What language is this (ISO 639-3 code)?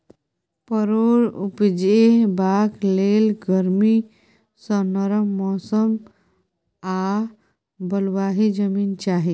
mai